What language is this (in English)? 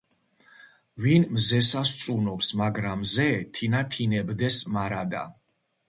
Georgian